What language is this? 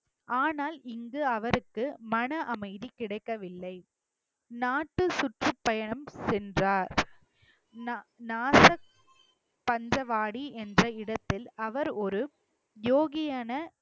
Tamil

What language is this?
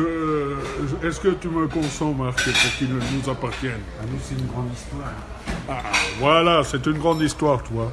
French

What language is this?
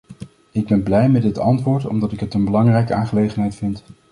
Dutch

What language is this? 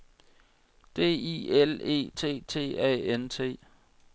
Danish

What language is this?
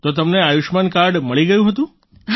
Gujarati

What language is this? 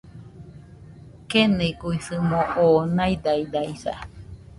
Nüpode Huitoto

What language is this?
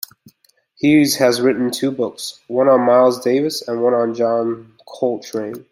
English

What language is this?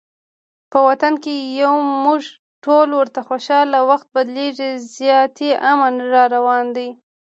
Pashto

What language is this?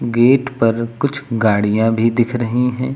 Hindi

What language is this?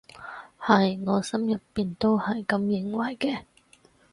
Cantonese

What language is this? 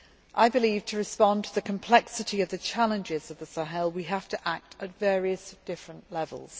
English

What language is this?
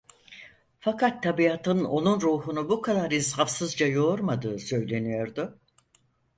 Turkish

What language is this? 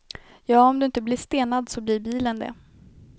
Swedish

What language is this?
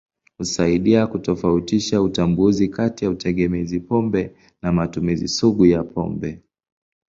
Swahili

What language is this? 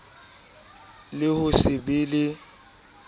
Southern Sotho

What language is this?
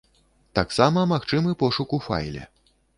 Belarusian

